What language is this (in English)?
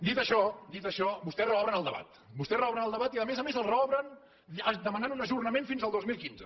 Catalan